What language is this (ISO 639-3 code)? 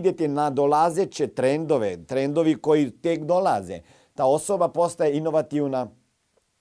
hrv